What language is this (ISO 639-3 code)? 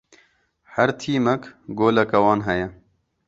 kur